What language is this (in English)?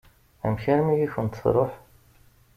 Kabyle